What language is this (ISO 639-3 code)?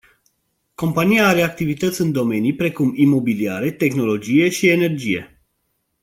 ron